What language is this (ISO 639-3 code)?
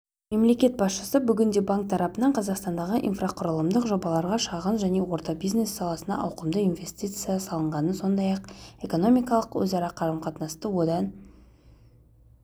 kaz